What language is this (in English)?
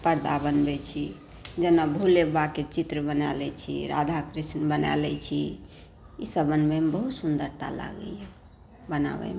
Maithili